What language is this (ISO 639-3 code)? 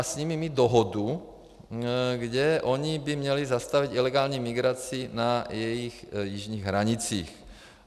ces